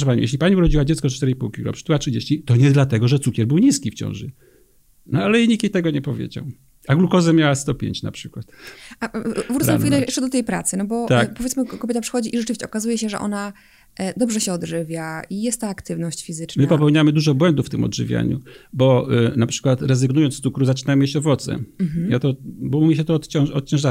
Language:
Polish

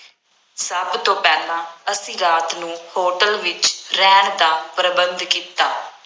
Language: Punjabi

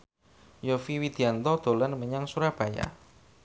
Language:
Javanese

